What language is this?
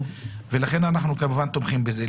Hebrew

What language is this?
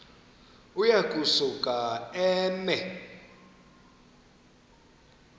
Xhosa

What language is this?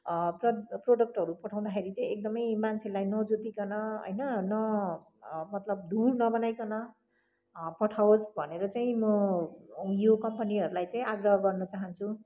Nepali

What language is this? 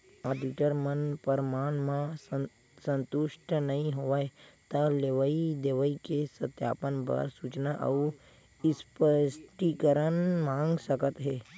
Chhattisgarhi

